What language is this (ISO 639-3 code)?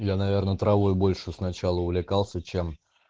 rus